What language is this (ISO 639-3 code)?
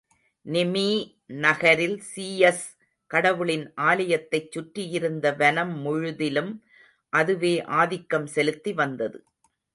tam